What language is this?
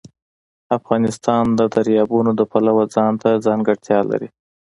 Pashto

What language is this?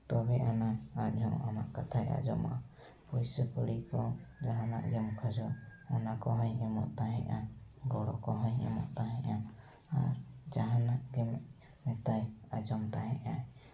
Santali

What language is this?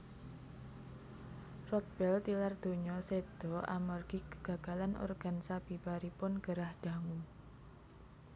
Javanese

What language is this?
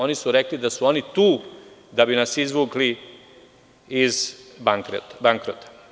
Serbian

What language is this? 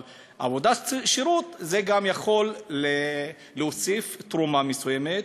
Hebrew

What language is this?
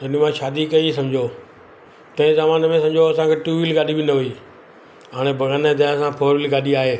Sindhi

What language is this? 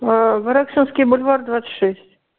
Russian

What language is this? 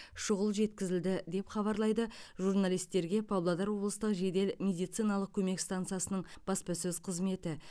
Kazakh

